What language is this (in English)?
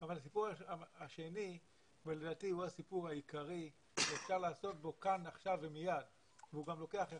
Hebrew